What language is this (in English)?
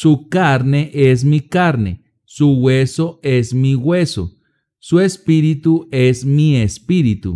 Spanish